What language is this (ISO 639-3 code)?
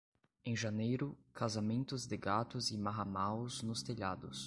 por